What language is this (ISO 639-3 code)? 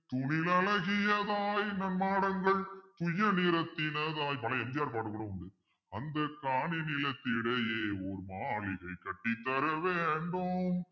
tam